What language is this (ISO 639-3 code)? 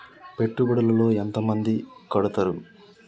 tel